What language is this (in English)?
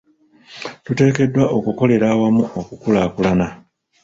Ganda